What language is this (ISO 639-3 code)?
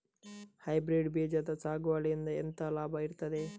kan